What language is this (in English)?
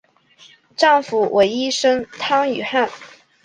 Chinese